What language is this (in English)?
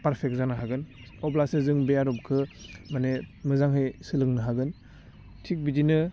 Bodo